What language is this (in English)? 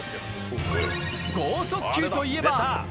Japanese